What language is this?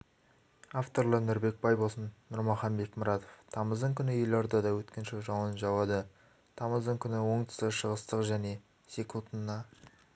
Kazakh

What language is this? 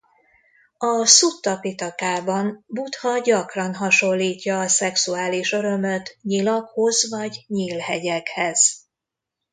Hungarian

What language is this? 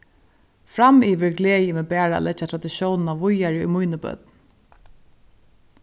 Faroese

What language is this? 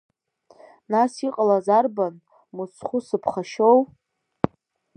Abkhazian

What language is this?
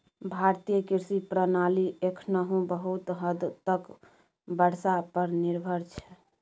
Maithili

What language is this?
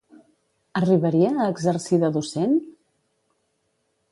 Catalan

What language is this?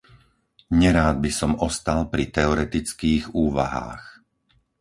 Slovak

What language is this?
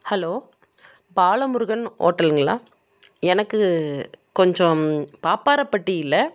Tamil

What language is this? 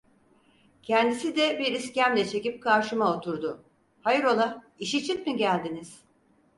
Turkish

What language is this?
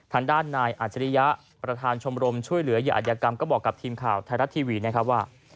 Thai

